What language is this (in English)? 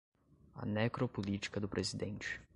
Portuguese